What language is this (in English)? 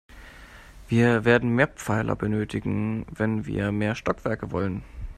German